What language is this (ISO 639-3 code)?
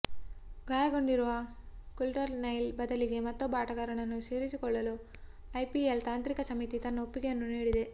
kan